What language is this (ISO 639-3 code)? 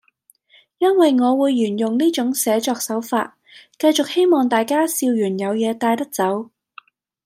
yue